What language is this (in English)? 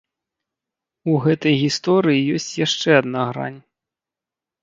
Belarusian